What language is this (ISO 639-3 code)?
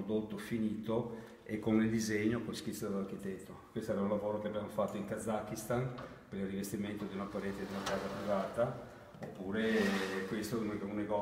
ita